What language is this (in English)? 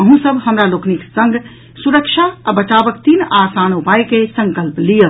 Maithili